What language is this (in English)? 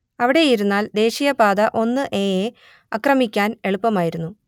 Malayalam